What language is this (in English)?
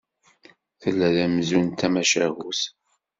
Kabyle